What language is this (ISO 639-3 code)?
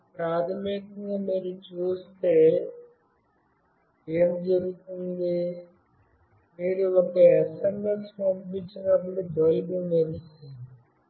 tel